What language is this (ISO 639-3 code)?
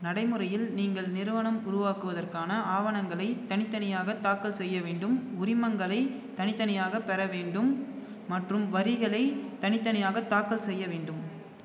tam